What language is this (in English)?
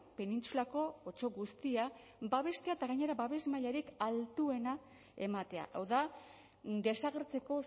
Basque